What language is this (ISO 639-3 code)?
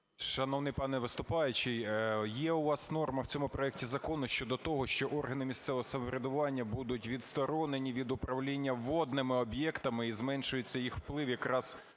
ukr